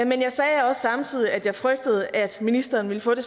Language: Danish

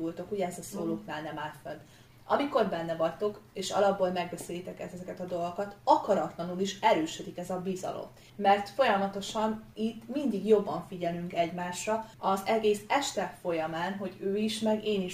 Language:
Hungarian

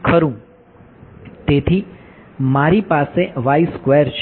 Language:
Gujarati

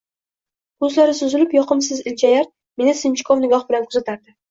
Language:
Uzbek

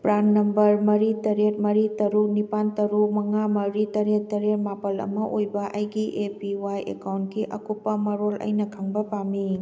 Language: Manipuri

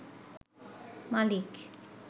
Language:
Bangla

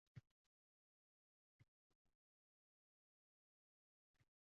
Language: Uzbek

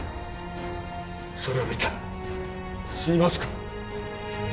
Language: Japanese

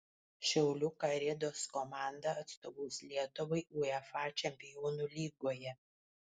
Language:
Lithuanian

